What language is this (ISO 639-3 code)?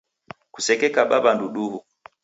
dav